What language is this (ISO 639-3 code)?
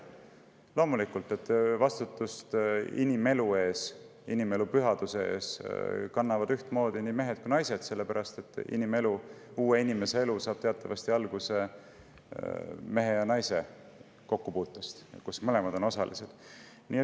est